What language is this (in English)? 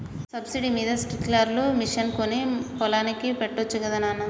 Telugu